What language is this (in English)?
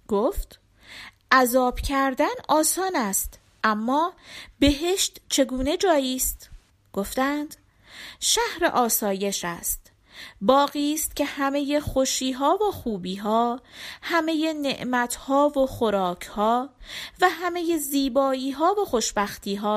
Persian